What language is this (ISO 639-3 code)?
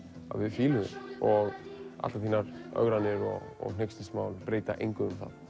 isl